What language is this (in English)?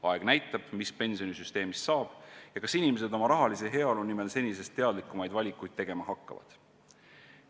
Estonian